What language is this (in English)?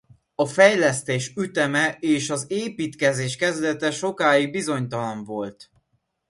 Hungarian